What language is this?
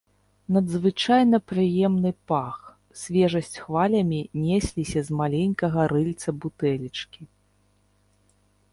Belarusian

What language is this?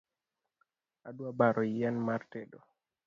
Luo (Kenya and Tanzania)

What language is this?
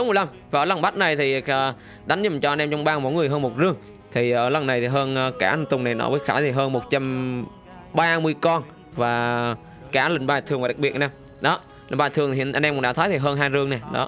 Vietnamese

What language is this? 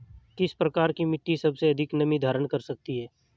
Hindi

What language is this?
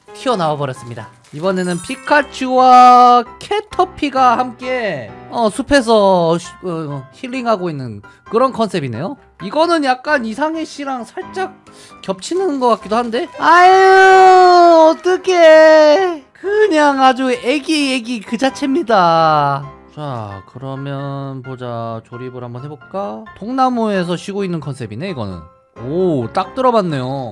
Korean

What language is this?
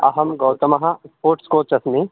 Sanskrit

